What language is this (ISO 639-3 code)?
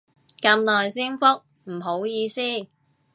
yue